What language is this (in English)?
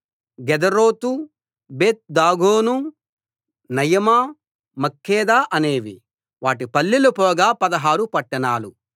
Telugu